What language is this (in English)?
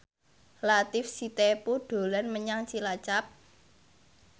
Javanese